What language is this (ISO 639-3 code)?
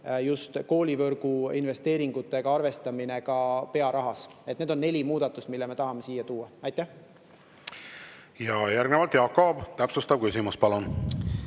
est